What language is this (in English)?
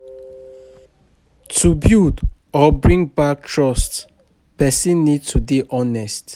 Nigerian Pidgin